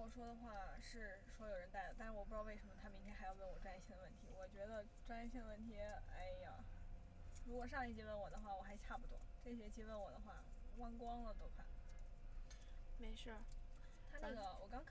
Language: Chinese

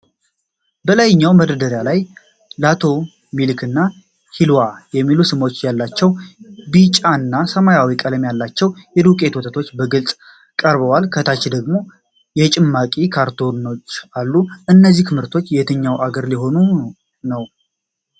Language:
Amharic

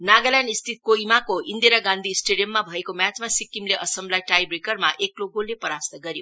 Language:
Nepali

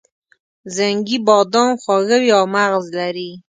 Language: Pashto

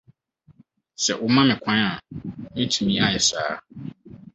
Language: Akan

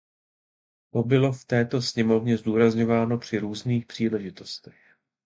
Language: Czech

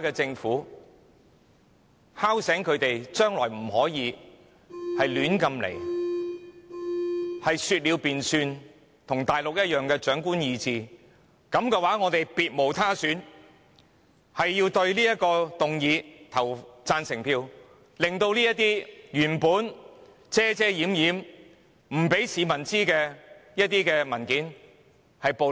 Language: Cantonese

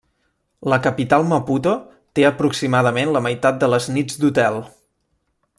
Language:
Catalan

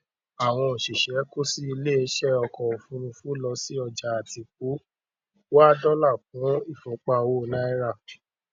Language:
Yoruba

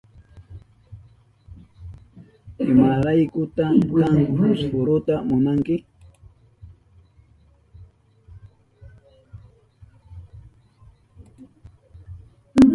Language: Southern Pastaza Quechua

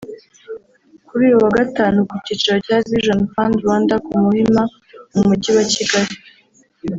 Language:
Kinyarwanda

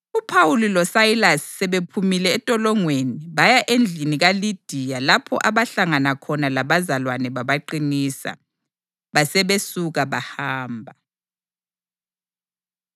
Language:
North Ndebele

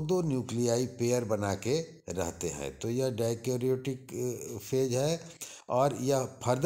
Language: Hindi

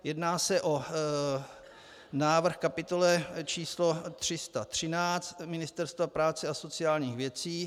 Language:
Czech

